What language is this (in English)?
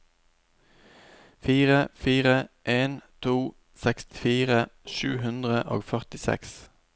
Norwegian